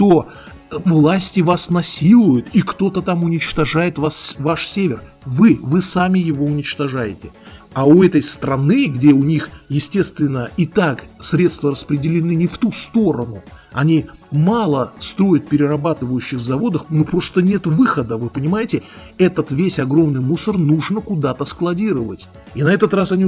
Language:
Russian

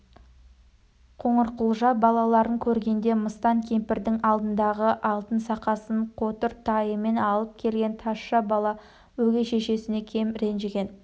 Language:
Kazakh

